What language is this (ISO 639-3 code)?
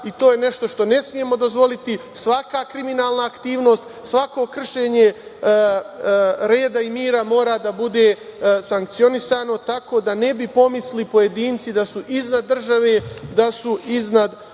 srp